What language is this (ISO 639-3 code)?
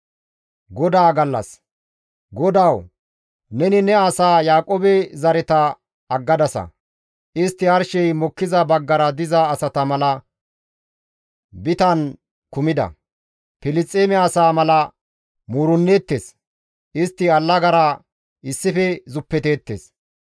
gmv